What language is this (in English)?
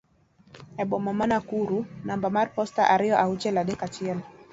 Luo (Kenya and Tanzania)